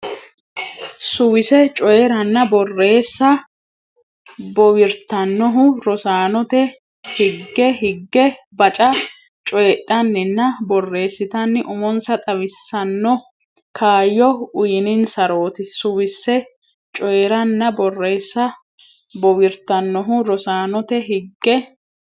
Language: Sidamo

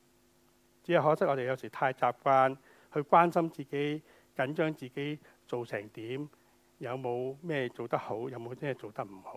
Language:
Chinese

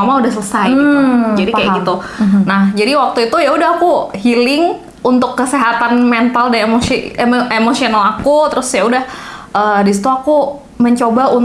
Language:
Indonesian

